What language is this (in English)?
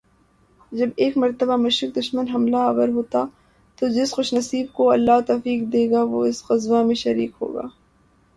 Urdu